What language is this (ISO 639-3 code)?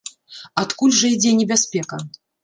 bel